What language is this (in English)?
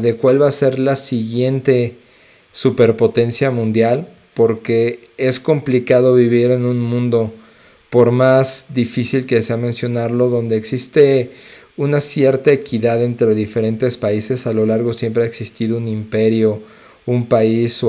Spanish